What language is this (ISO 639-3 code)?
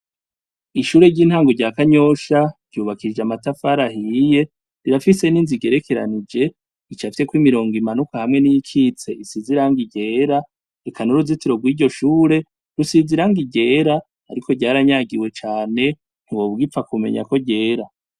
run